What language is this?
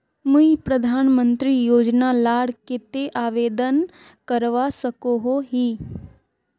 Magahi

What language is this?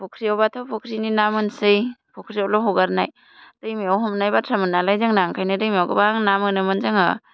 Bodo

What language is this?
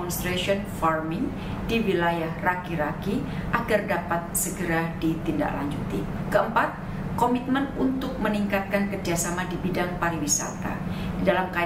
Indonesian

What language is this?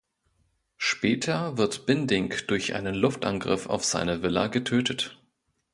German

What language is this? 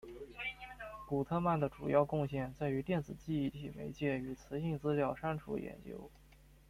Chinese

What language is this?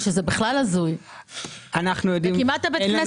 Hebrew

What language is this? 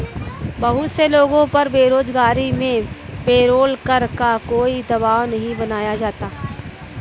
Hindi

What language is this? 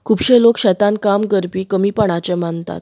Konkani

